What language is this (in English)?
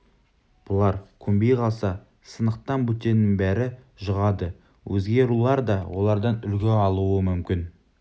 Kazakh